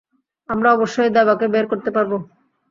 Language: Bangla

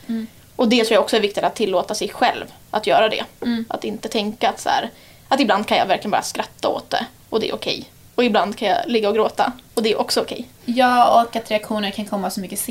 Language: Swedish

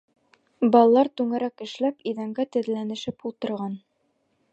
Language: Bashkir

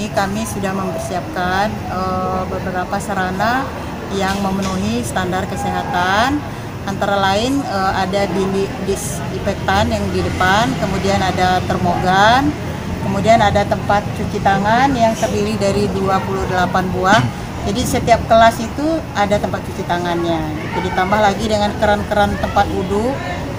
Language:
Indonesian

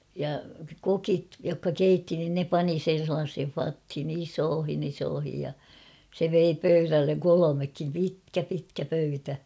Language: Finnish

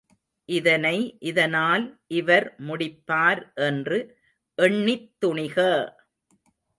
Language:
Tamil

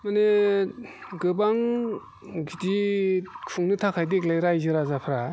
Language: Bodo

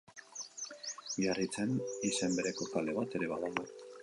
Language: Basque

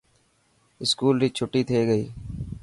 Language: Dhatki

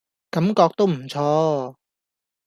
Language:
Cantonese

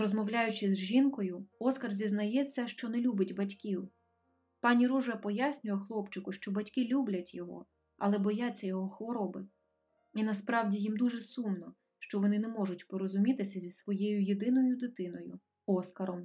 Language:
Ukrainian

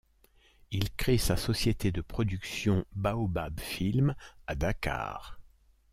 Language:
French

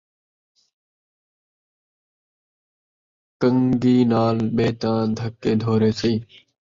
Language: Saraiki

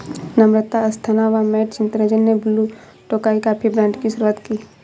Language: Hindi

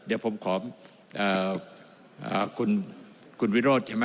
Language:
Thai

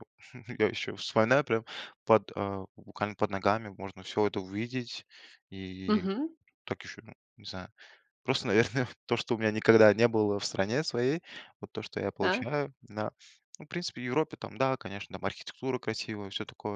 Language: Russian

